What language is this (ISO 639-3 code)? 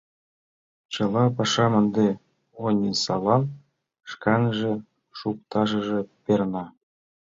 chm